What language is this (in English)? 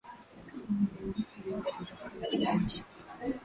Swahili